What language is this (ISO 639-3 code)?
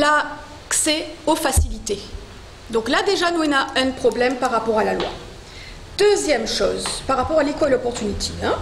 fra